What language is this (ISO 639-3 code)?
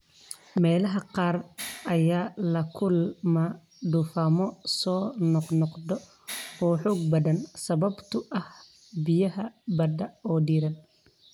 som